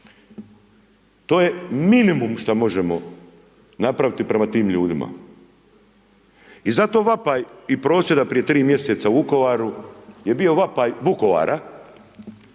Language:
Croatian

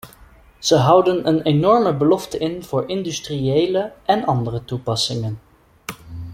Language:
Dutch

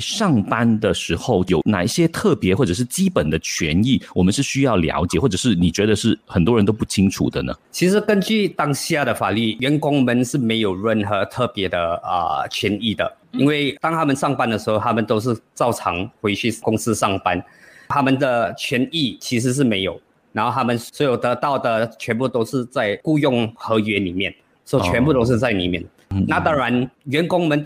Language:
Chinese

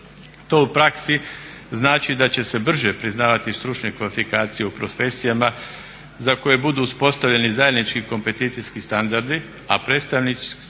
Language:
Croatian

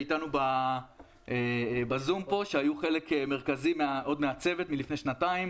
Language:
Hebrew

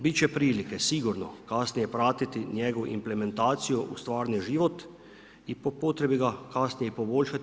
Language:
Croatian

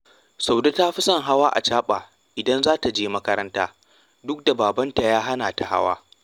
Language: Hausa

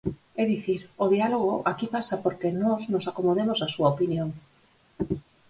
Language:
Galician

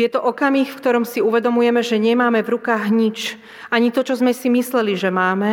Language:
Slovak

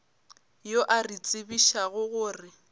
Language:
Northern Sotho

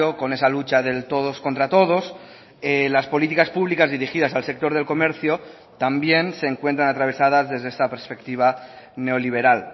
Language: Spanish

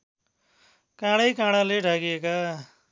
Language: Nepali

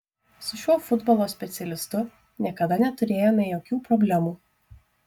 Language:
Lithuanian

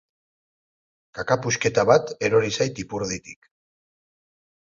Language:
Basque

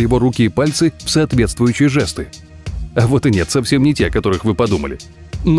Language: Russian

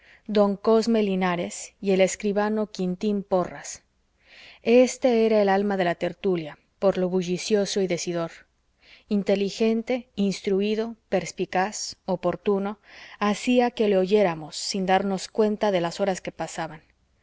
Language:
Spanish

